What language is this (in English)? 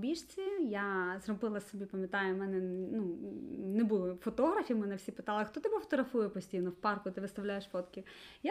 Ukrainian